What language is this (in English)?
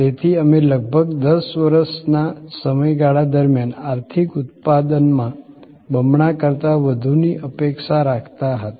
Gujarati